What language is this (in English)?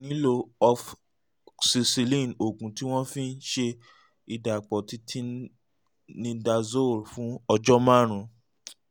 Yoruba